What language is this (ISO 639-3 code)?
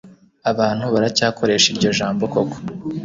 kin